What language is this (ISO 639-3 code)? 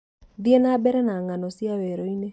kik